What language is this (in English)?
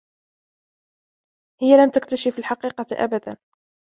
Arabic